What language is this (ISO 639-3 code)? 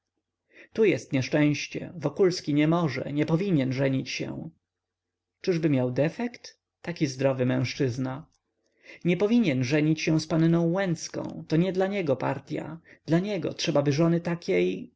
pol